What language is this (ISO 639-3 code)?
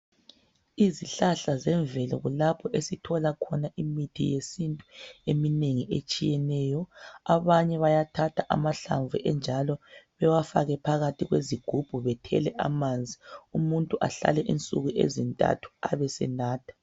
nde